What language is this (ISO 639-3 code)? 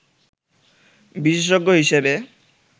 ben